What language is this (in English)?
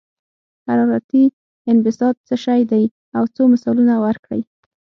Pashto